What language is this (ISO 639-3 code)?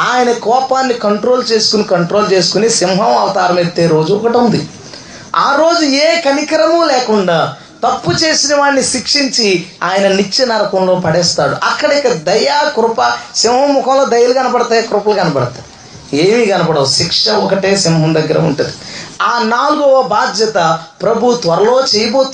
tel